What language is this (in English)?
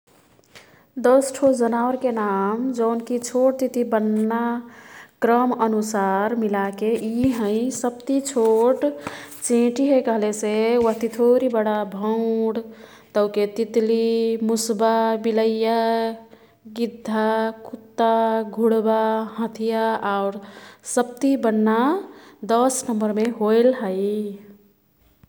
Kathoriya Tharu